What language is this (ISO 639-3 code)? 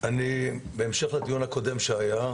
heb